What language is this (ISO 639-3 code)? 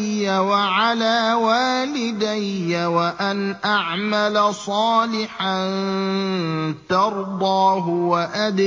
ara